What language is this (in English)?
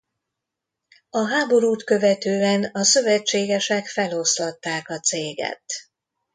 Hungarian